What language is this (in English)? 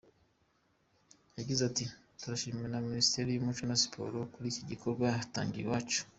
Kinyarwanda